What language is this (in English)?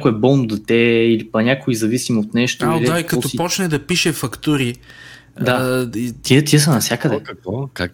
Bulgarian